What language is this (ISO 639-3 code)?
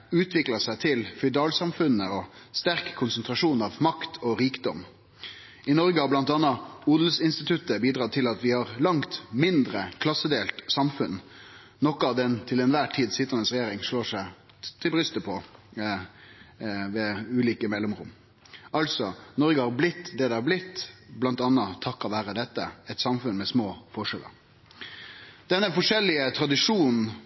nno